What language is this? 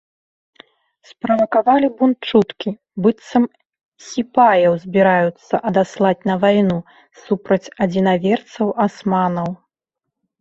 Belarusian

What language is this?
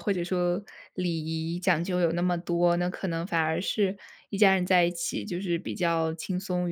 Chinese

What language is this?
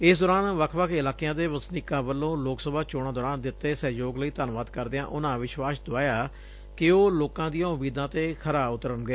Punjabi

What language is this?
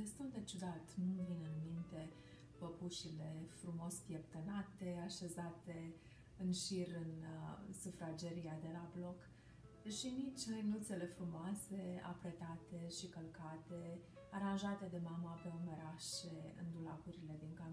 Romanian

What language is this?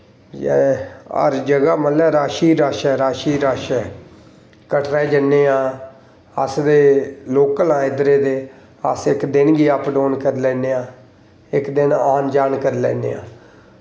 Dogri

